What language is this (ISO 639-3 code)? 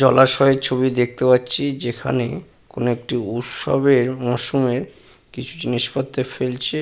ben